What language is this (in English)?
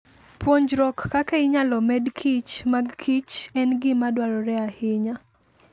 Luo (Kenya and Tanzania)